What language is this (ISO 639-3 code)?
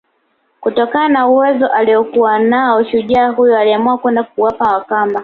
swa